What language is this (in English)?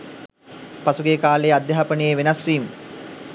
Sinhala